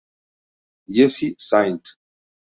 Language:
Spanish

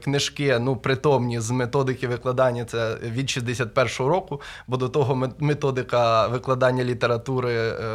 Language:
Ukrainian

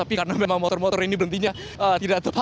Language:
Indonesian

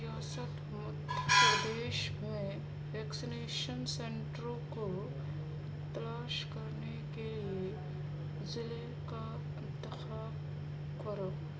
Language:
Urdu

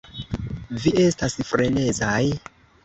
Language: Esperanto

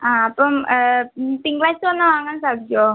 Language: Malayalam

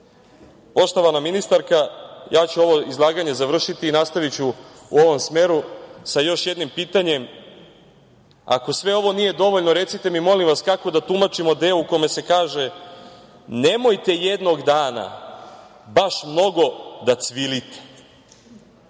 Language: Serbian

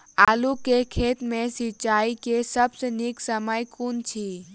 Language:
Maithili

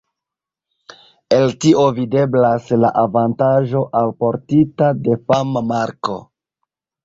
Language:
Esperanto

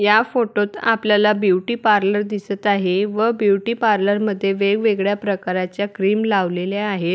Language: Marathi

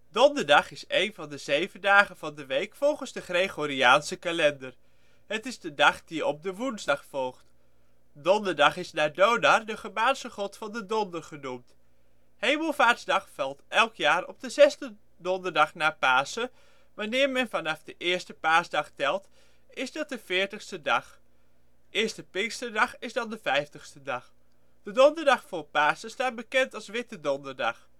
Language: Dutch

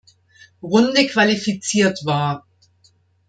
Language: German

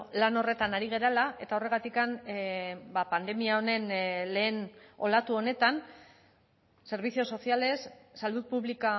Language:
Basque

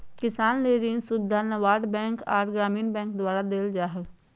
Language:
Magahi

